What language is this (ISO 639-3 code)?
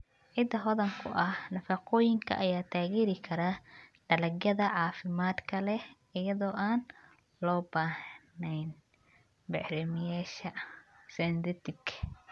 som